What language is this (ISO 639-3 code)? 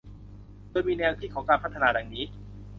tha